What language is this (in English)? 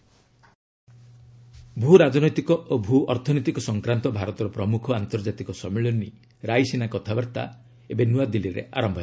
Odia